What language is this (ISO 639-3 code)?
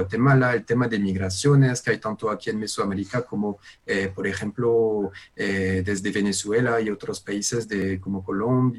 spa